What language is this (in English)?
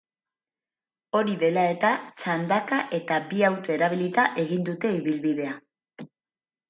Basque